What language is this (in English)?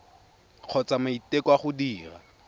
Tswana